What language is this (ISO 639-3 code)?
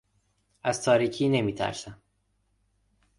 fas